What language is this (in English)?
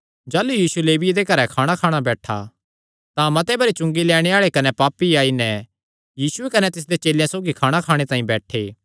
Kangri